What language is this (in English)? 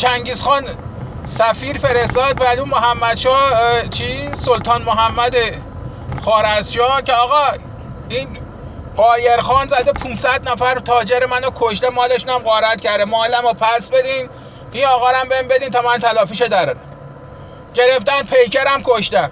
Persian